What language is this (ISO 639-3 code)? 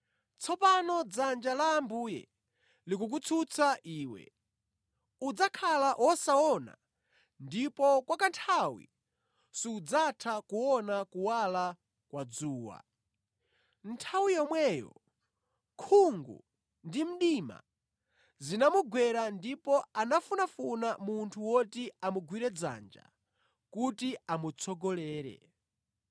nya